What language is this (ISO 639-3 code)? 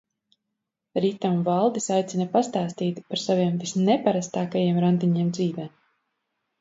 lav